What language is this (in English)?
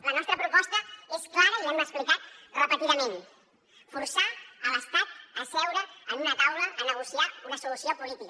Catalan